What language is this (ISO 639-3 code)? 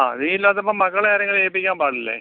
mal